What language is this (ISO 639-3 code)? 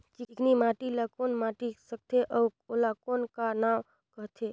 hne